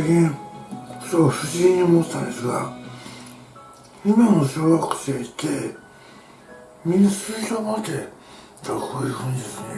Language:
Japanese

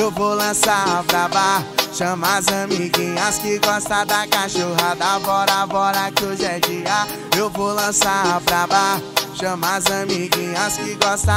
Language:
Portuguese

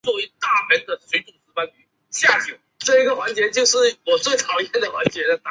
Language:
Chinese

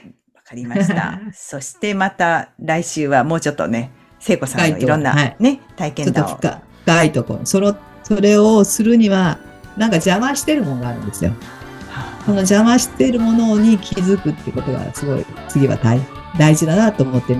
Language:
Japanese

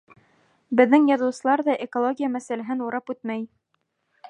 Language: Bashkir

